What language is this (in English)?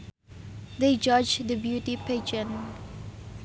Sundanese